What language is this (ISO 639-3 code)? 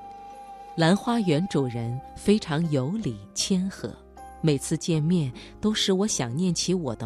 zho